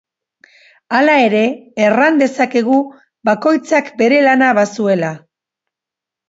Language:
Basque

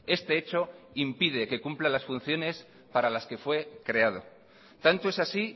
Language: Spanish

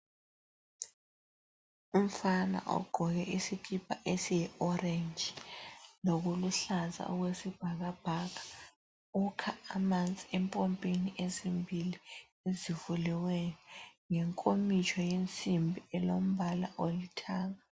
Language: North Ndebele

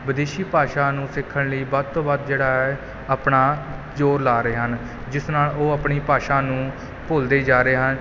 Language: Punjabi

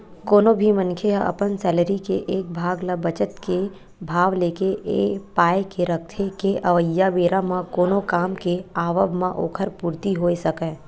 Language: Chhattisgarhi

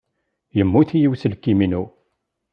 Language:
Kabyle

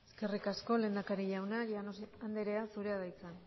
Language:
Basque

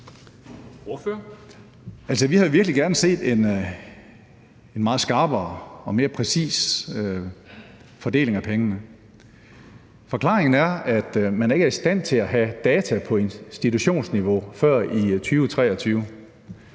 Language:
Danish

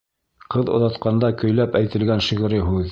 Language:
Bashkir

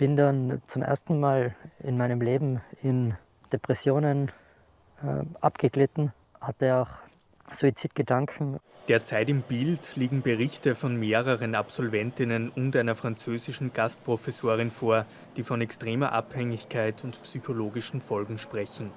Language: German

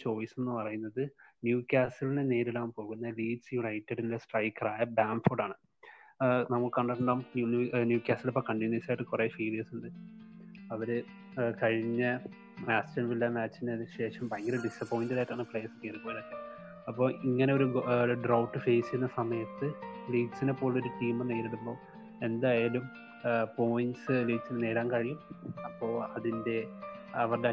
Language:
Malayalam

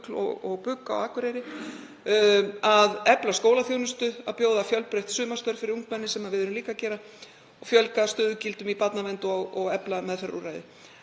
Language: Icelandic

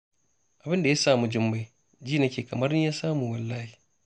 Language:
Hausa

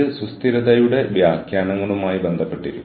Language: Malayalam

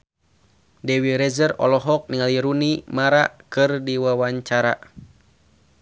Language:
Sundanese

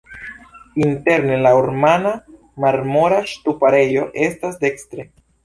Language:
Esperanto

